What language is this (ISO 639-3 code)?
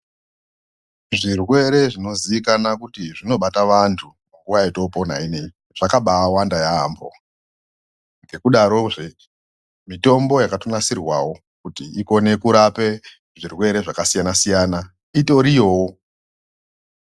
ndc